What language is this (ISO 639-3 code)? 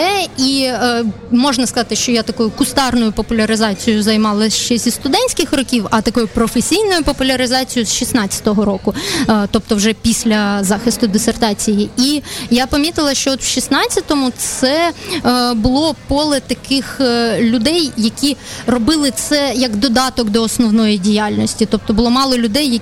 ukr